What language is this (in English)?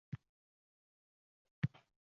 Uzbek